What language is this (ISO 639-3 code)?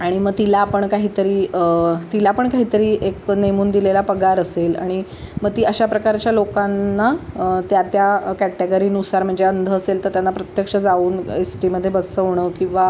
mar